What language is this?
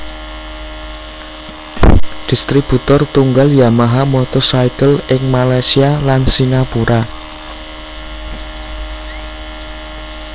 Javanese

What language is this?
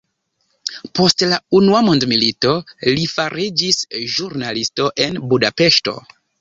Esperanto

